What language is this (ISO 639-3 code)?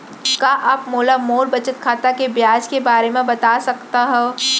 hne